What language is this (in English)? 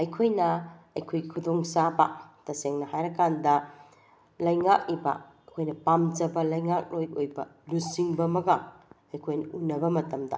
Manipuri